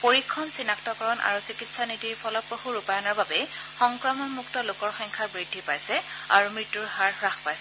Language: Assamese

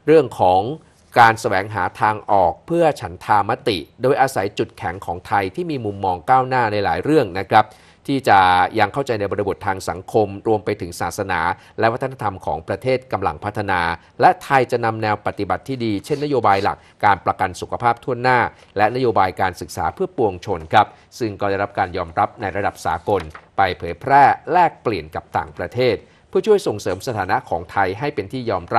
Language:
Thai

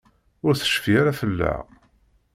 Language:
Kabyle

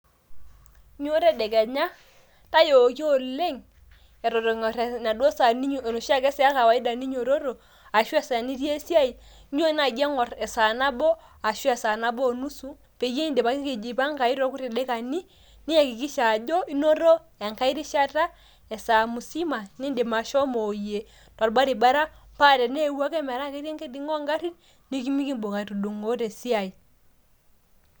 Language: Masai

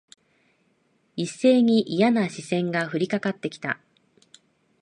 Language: Japanese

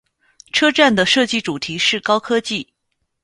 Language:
Chinese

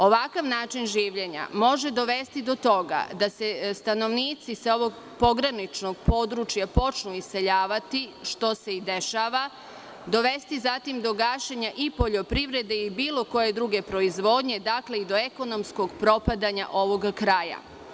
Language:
Serbian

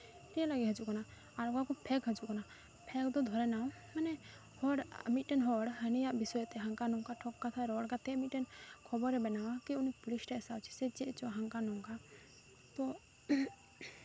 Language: Santali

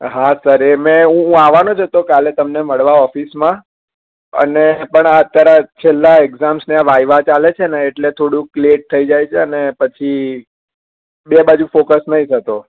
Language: Gujarati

